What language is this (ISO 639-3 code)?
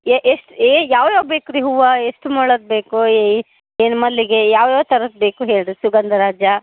kan